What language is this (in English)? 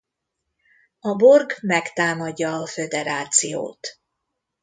Hungarian